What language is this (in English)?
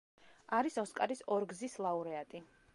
Georgian